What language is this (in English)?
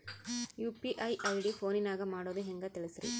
Kannada